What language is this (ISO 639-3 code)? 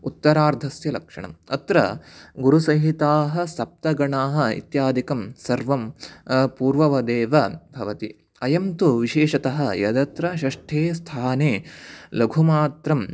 san